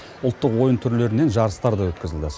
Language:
Kazakh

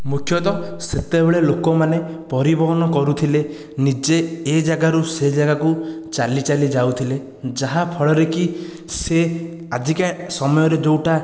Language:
Odia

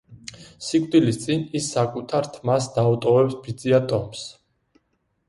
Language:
Georgian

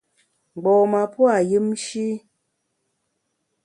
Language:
Bamun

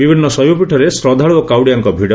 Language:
Odia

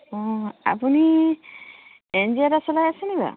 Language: Assamese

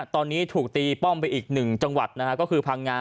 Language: Thai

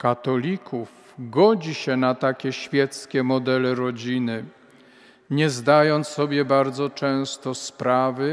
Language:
Polish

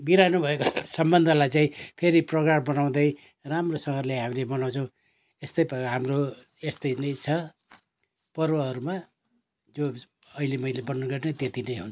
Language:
Nepali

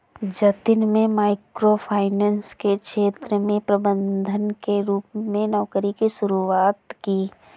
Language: Hindi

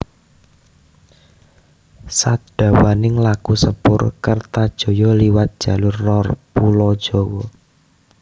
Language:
Javanese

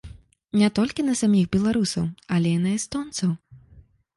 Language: Belarusian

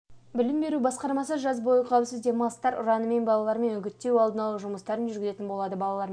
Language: Kazakh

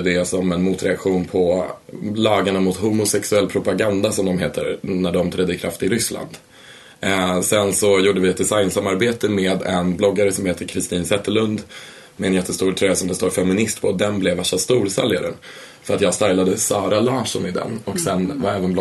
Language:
Swedish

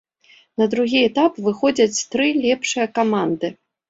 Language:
Belarusian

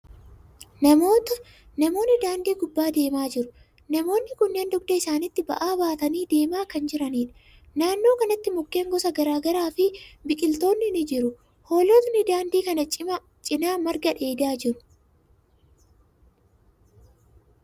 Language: Oromo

